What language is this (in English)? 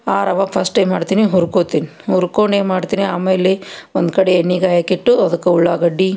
Kannada